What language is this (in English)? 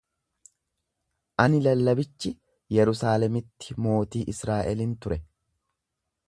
Oromo